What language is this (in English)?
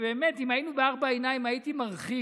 Hebrew